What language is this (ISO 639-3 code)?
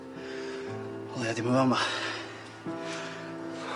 cym